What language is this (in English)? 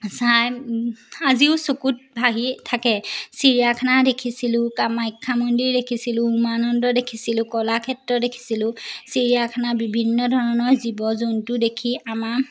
Assamese